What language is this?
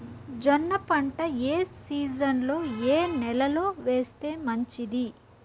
Telugu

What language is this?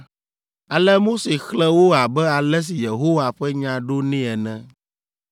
Ewe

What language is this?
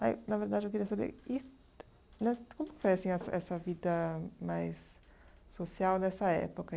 Portuguese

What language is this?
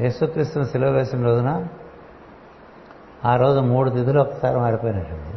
Telugu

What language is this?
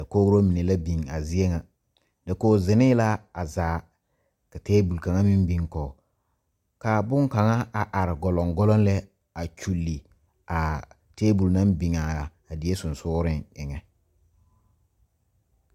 Southern Dagaare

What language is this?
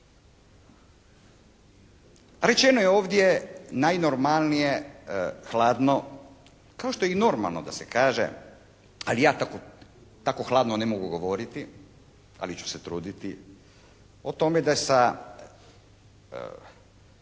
Croatian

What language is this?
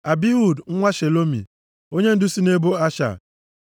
Igbo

